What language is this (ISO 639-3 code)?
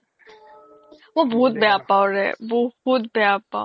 asm